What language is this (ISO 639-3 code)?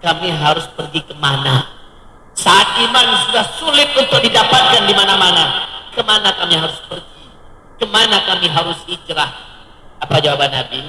ind